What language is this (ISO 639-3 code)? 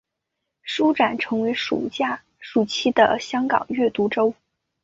zho